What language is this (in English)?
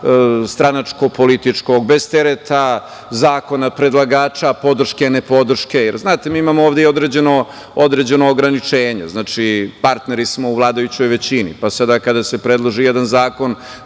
Serbian